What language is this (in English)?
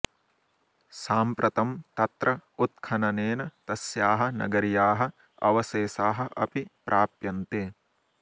Sanskrit